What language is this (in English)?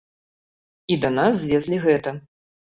Belarusian